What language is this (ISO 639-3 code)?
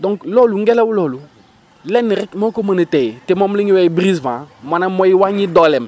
wol